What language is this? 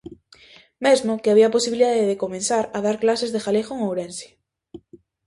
Galician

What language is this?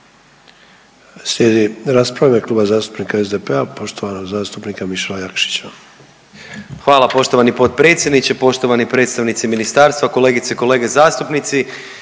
Croatian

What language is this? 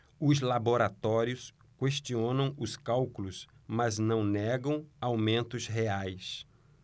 Portuguese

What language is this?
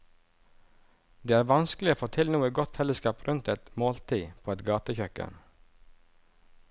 Norwegian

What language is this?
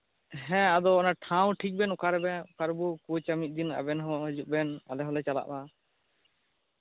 Santali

